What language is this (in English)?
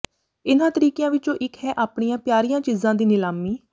Punjabi